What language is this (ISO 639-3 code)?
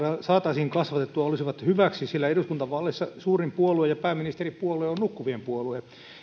fin